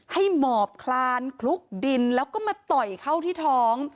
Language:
Thai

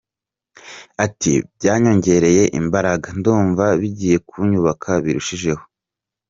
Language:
Kinyarwanda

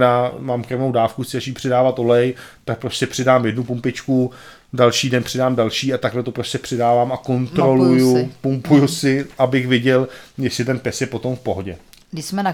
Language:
Czech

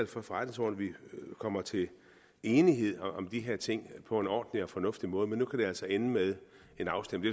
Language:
Danish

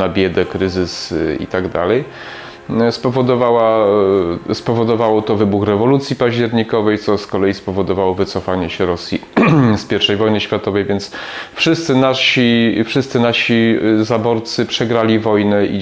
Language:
Polish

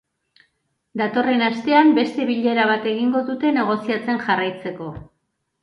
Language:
Basque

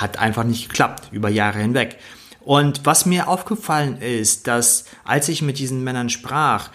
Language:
German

